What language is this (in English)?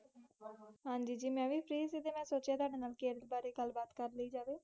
Punjabi